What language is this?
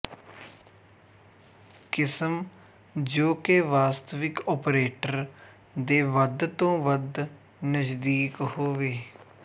Punjabi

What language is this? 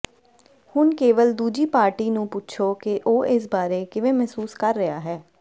Punjabi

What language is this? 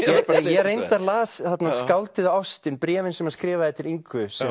Icelandic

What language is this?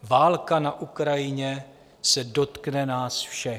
Czech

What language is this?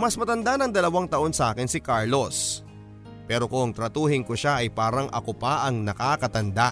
Filipino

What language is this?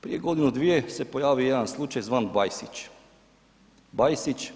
Croatian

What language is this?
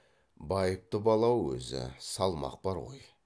Kazakh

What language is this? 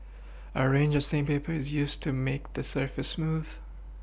English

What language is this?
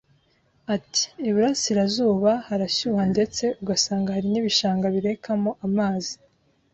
Kinyarwanda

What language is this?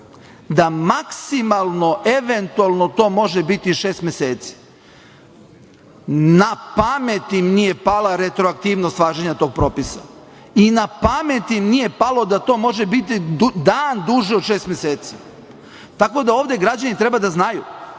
Serbian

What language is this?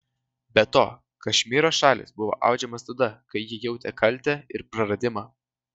Lithuanian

